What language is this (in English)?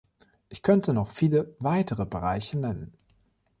German